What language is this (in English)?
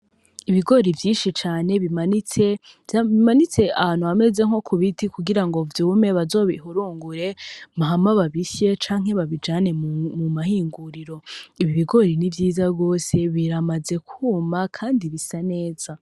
Rundi